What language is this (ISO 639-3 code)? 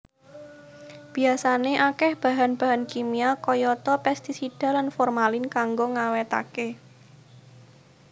jav